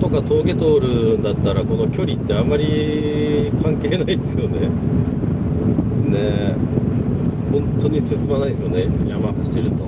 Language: Japanese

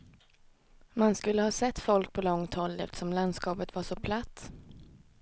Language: Swedish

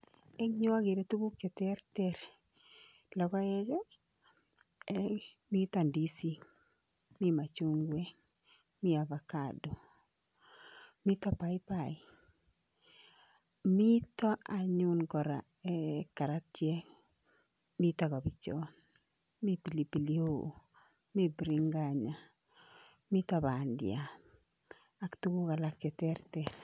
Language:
Kalenjin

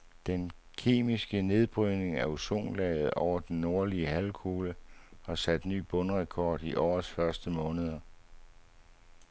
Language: Danish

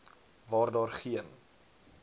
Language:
Afrikaans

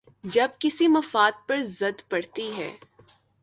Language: Urdu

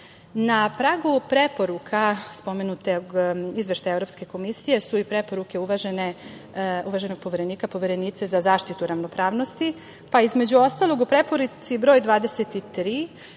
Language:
Serbian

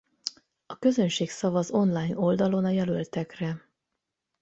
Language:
Hungarian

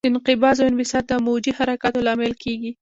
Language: Pashto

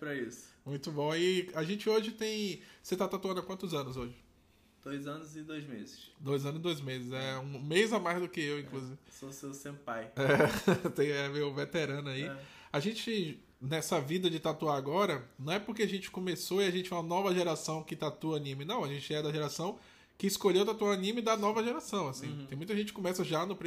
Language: Portuguese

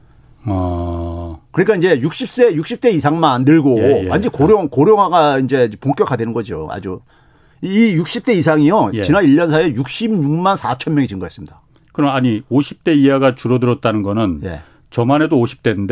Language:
Korean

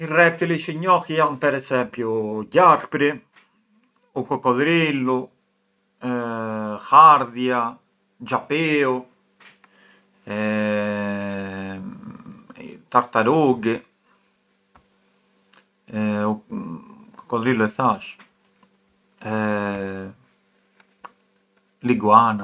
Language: Arbëreshë Albanian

